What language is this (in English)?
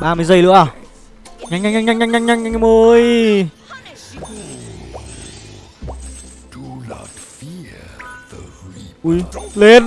Vietnamese